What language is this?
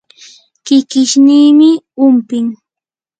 Yanahuanca Pasco Quechua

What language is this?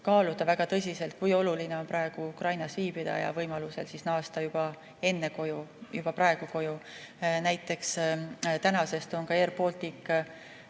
Estonian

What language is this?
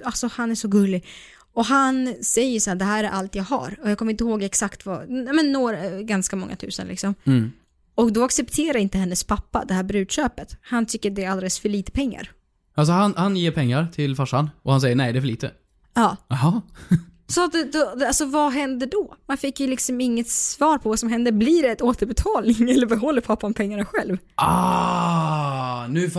Swedish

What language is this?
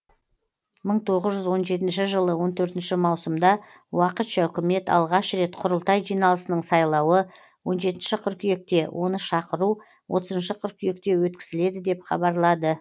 Kazakh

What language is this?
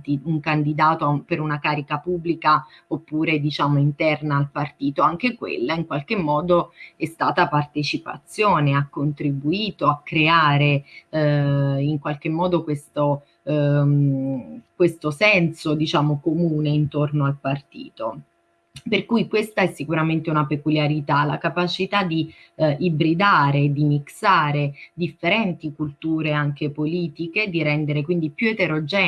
Italian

